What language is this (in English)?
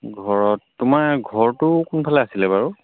Assamese